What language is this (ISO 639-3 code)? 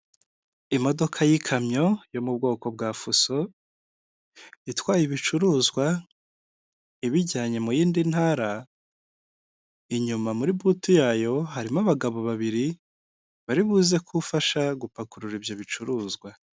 kin